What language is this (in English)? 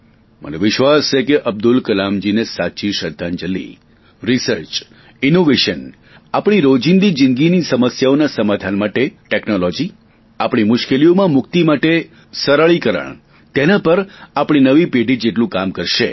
Gujarati